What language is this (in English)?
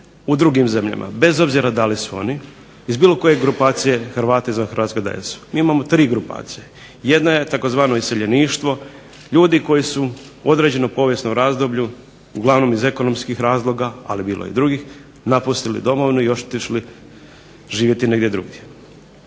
Croatian